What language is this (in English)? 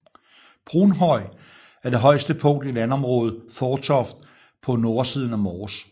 Danish